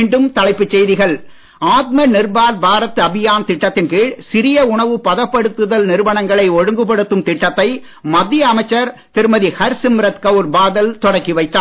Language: Tamil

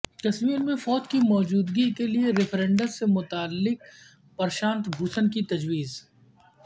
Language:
Urdu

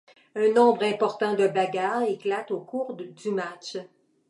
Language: French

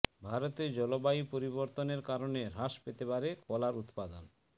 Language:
Bangla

